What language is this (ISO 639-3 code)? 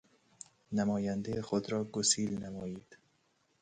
fas